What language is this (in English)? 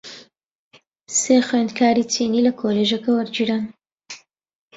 Central Kurdish